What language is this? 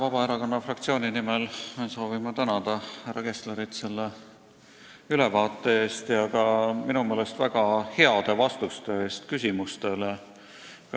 Estonian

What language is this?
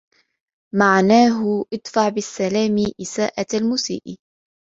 Arabic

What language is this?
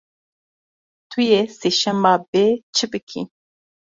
Kurdish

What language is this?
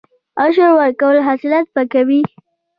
Pashto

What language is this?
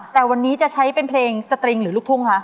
Thai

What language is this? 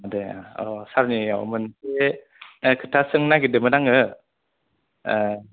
Bodo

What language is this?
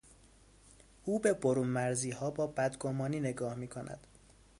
Persian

